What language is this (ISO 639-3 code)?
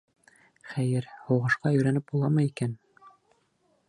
bak